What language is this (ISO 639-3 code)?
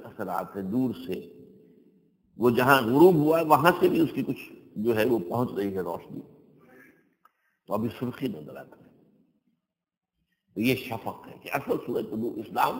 ara